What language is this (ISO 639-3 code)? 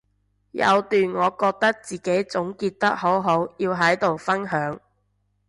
yue